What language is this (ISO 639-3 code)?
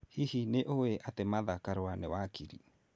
kik